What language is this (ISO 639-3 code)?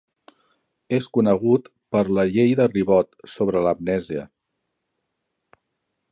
cat